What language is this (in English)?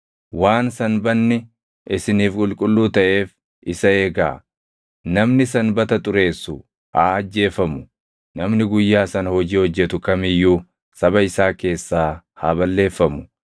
Oromo